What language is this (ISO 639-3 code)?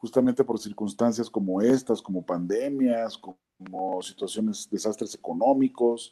spa